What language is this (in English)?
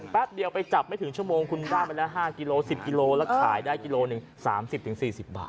Thai